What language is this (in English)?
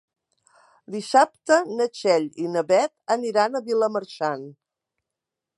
Catalan